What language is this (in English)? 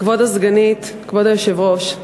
Hebrew